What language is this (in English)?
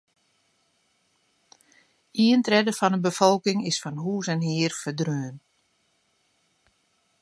Western Frisian